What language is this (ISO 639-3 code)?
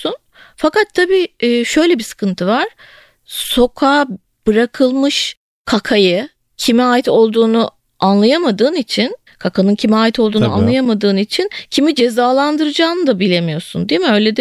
tur